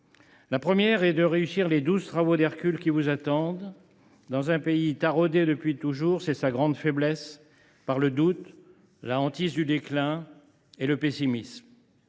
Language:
French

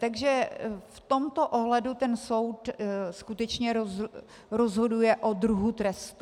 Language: Czech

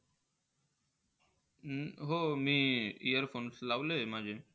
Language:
Marathi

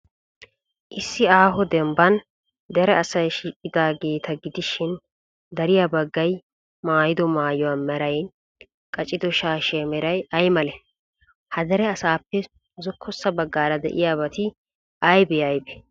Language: Wolaytta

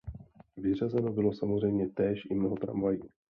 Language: Czech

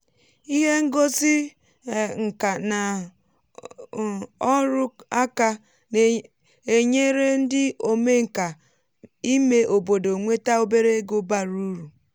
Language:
Igbo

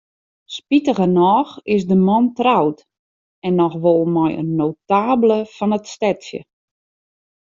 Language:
Western Frisian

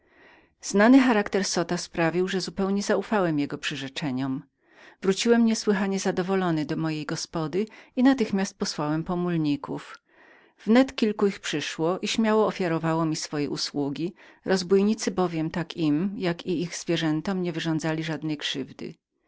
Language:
Polish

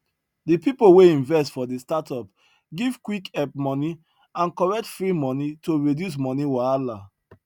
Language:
Nigerian Pidgin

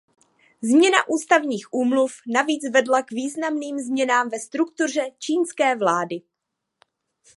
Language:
Czech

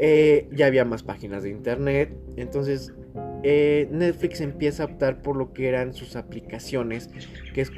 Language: Spanish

